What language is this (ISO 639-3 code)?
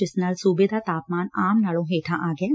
pan